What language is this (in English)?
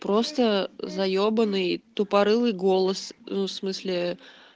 Russian